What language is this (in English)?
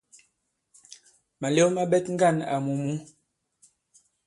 Bankon